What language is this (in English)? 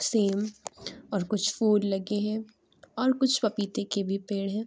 Urdu